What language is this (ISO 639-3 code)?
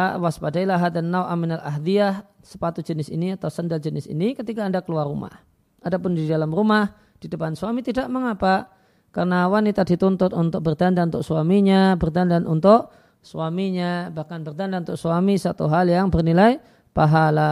ind